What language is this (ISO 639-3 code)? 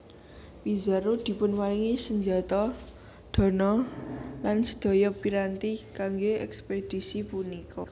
jav